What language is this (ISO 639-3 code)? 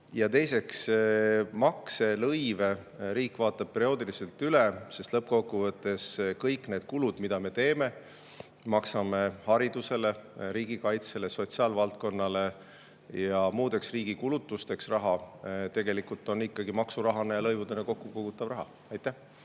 est